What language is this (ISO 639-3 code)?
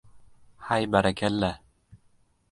uzb